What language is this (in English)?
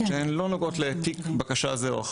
Hebrew